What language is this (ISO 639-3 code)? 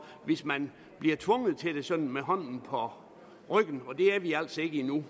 dan